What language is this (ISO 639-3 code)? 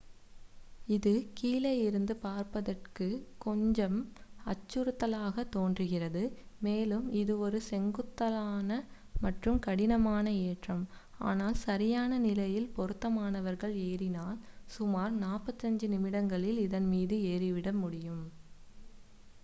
tam